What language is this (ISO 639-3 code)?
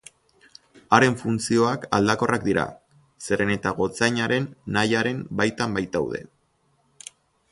eus